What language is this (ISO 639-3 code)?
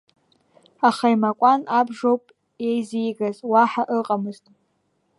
abk